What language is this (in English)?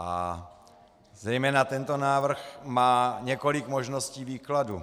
Czech